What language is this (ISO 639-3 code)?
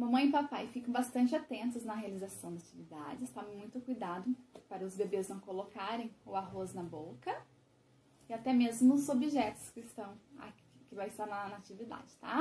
por